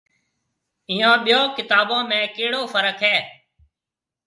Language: Marwari (Pakistan)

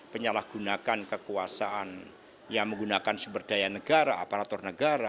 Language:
Indonesian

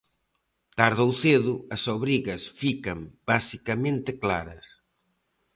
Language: Galician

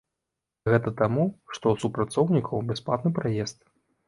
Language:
Belarusian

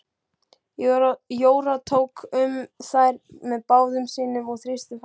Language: Icelandic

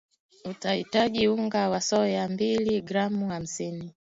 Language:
Swahili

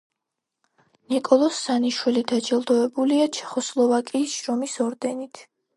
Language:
Georgian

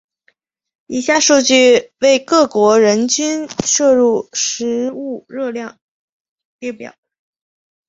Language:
Chinese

